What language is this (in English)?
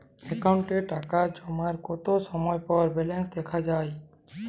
Bangla